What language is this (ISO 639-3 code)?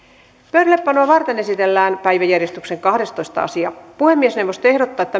fin